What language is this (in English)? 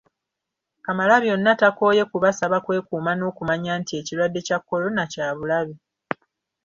Ganda